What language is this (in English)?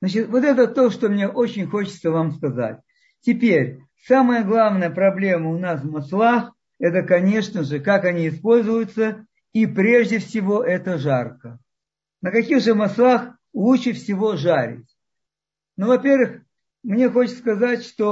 Russian